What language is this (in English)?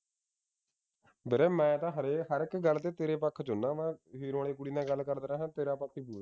Punjabi